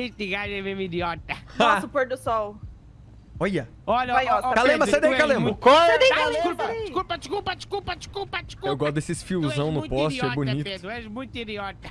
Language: Portuguese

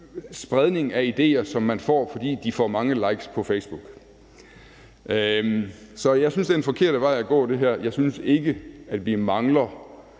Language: Danish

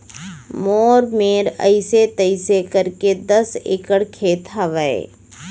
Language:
Chhattisgarhi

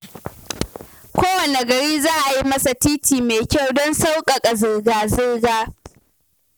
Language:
Hausa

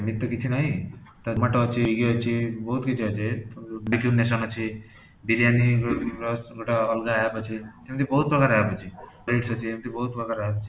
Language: Odia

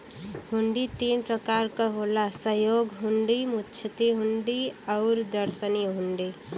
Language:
Bhojpuri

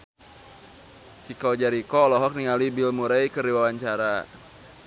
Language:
Sundanese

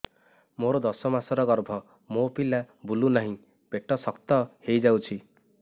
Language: Odia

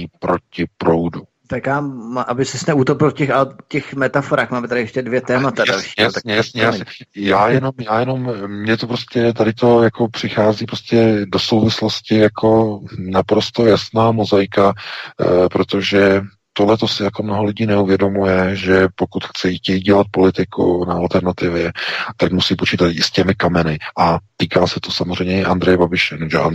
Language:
Czech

